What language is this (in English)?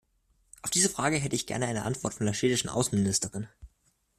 German